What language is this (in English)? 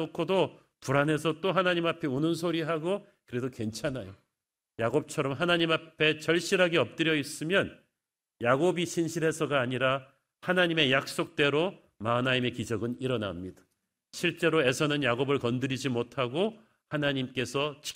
Korean